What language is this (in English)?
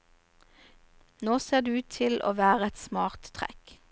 Norwegian